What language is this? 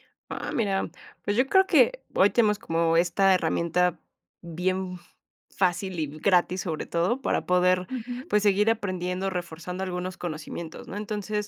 Spanish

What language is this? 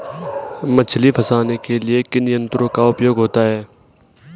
Hindi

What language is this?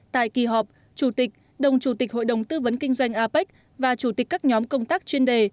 Vietnamese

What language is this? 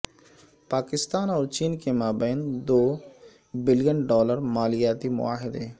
Urdu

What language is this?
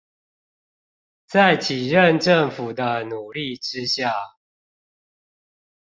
Chinese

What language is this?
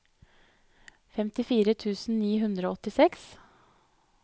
Norwegian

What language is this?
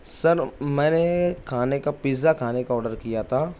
Urdu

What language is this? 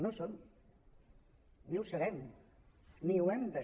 Catalan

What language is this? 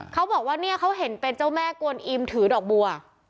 Thai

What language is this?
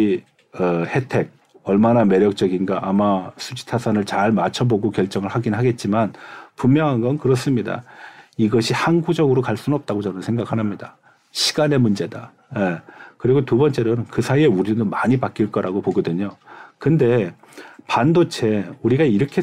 Korean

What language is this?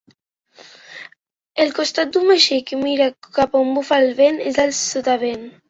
Catalan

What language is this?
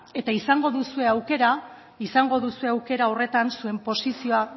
Basque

